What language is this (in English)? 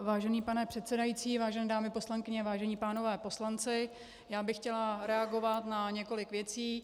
Czech